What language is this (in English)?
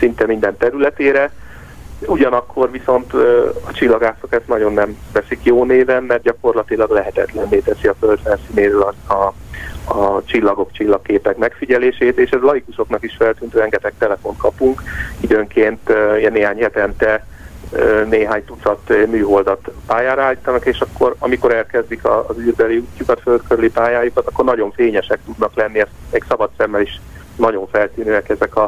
Hungarian